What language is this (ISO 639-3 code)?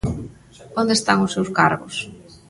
glg